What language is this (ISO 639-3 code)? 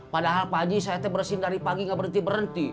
ind